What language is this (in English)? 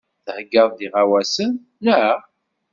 Kabyle